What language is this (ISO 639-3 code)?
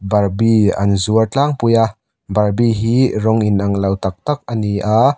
lus